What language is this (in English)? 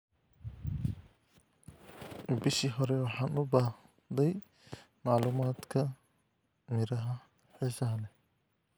Somali